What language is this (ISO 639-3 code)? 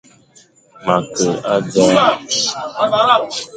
fan